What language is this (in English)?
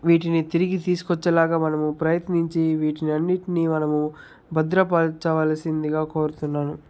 Telugu